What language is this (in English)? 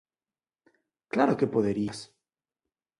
Galician